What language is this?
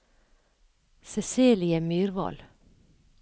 Norwegian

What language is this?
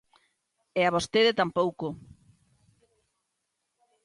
Galician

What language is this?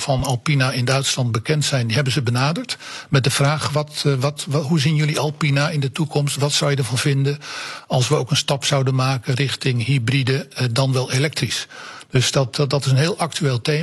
Dutch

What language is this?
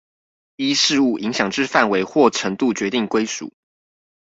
Chinese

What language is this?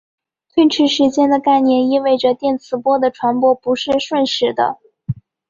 Chinese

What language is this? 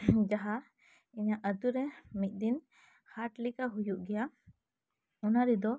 Santali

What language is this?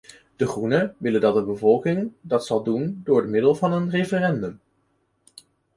Dutch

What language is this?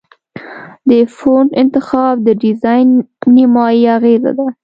Pashto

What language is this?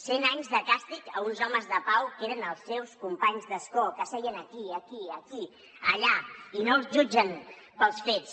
Catalan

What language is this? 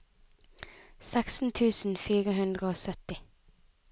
Norwegian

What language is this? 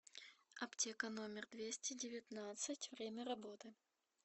Russian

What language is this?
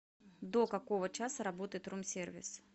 Russian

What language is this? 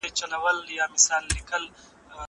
Pashto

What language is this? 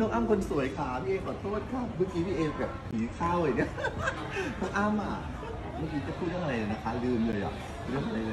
Thai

